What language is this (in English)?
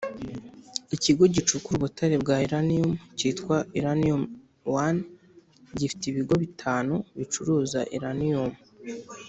Kinyarwanda